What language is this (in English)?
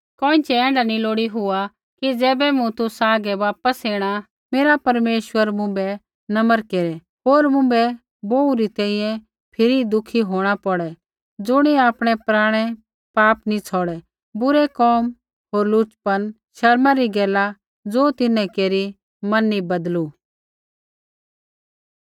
Kullu Pahari